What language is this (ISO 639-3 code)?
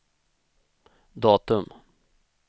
swe